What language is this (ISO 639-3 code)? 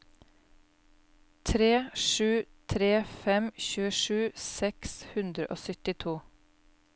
nor